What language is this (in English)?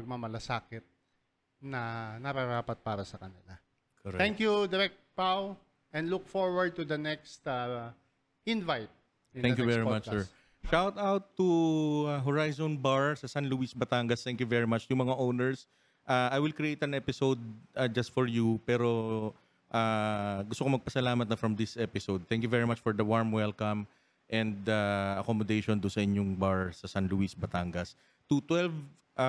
Filipino